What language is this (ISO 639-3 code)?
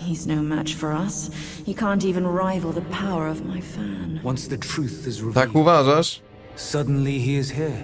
pol